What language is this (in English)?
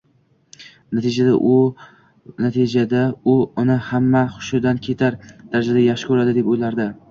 Uzbek